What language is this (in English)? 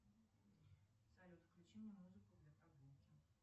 Russian